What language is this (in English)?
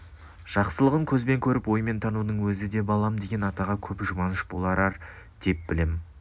Kazakh